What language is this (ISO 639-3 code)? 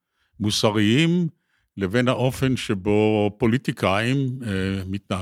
heb